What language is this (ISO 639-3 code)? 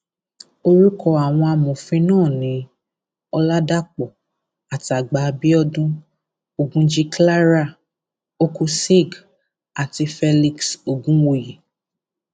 yor